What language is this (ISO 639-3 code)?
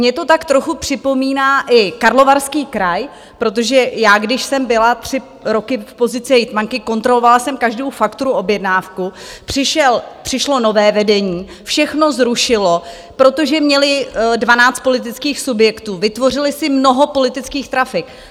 ces